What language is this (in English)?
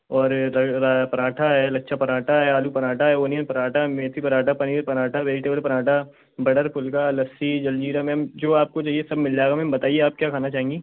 Hindi